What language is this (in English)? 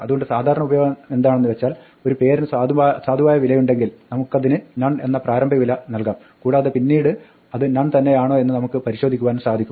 Malayalam